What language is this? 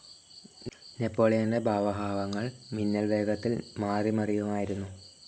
Malayalam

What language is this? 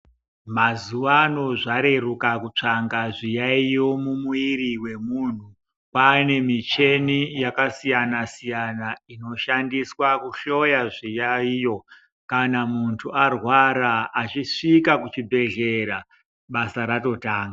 Ndau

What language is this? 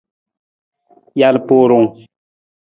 Nawdm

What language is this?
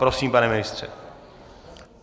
Czech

